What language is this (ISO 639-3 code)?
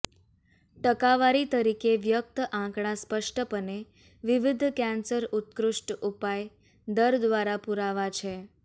guj